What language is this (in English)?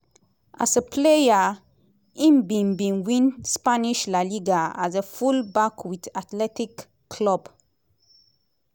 Nigerian Pidgin